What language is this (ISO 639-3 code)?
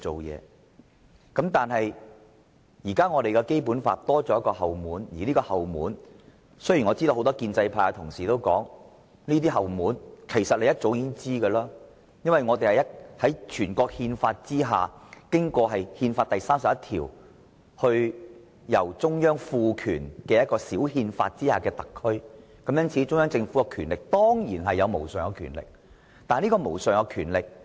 yue